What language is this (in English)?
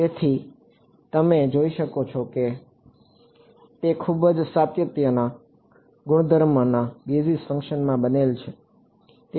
Gujarati